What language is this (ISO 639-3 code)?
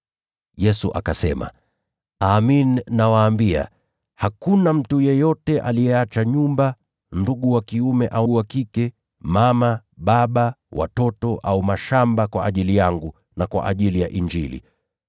swa